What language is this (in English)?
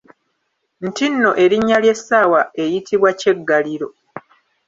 Ganda